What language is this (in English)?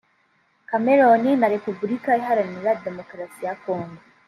Kinyarwanda